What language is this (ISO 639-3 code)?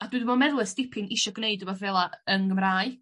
cym